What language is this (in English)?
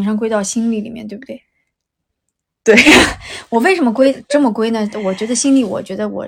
Chinese